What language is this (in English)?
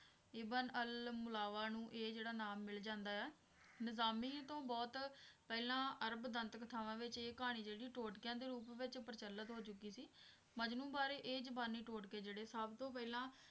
Punjabi